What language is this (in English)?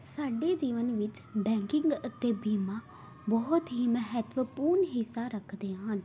Punjabi